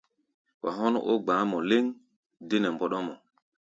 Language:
Gbaya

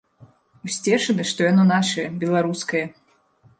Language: Belarusian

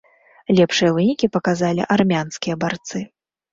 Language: Belarusian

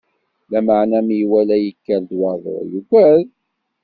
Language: Kabyle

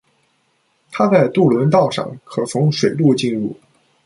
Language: Chinese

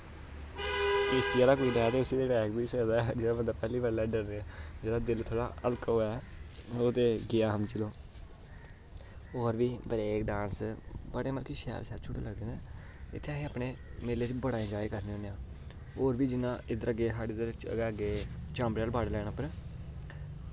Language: Dogri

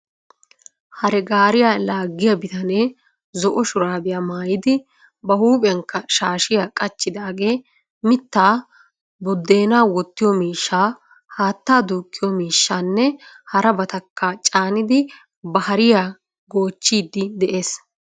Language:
Wolaytta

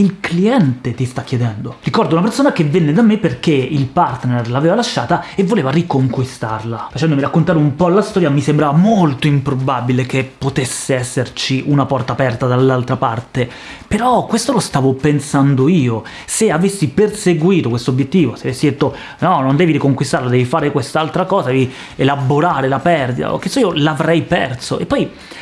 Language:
Italian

